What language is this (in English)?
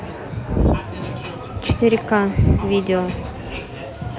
Russian